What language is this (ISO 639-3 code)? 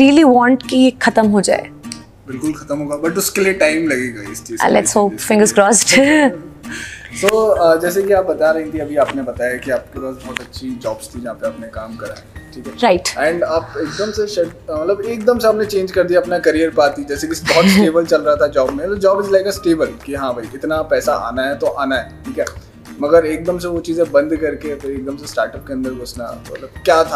hin